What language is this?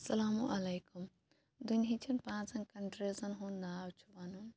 Kashmiri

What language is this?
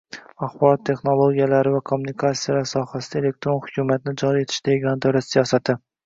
Uzbek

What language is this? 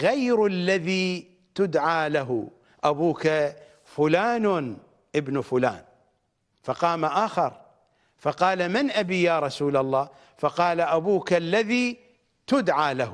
Arabic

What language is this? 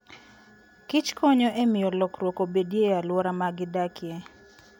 Luo (Kenya and Tanzania)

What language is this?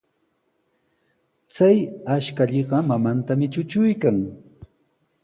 Sihuas Ancash Quechua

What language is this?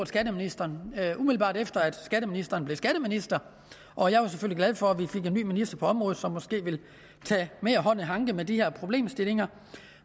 Danish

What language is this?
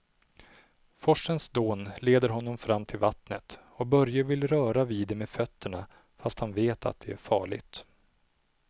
Swedish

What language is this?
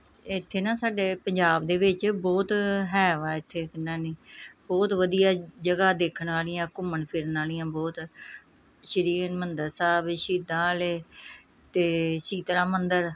Punjabi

